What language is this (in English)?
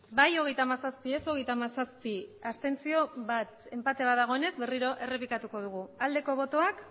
Basque